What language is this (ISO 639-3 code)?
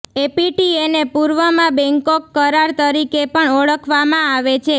guj